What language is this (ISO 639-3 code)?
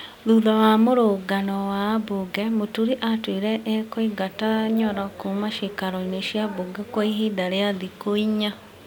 kik